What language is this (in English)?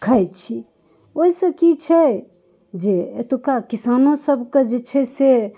Maithili